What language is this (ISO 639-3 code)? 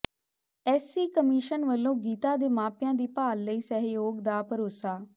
pan